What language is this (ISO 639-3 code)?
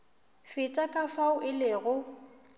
nso